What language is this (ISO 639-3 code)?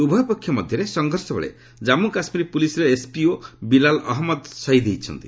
ori